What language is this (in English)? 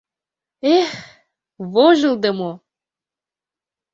Mari